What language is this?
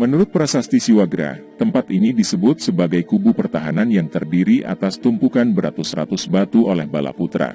Indonesian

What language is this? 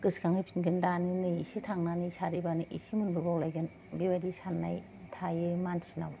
Bodo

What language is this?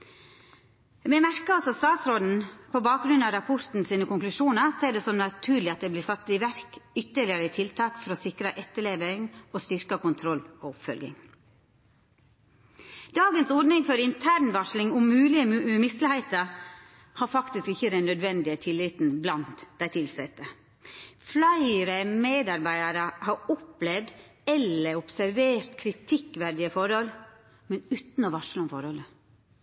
Norwegian Nynorsk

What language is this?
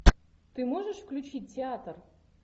Russian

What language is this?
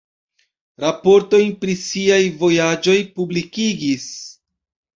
Esperanto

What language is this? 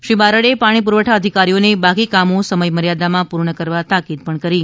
Gujarati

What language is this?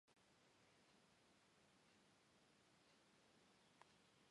Georgian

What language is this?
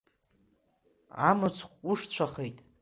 Abkhazian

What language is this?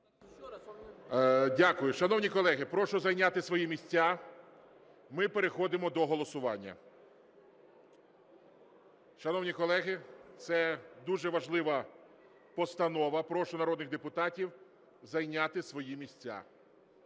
Ukrainian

